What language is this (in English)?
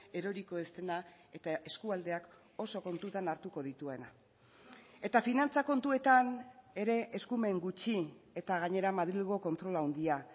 Basque